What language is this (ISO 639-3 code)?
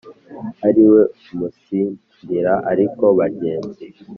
kin